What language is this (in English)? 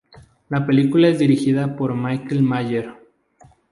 Spanish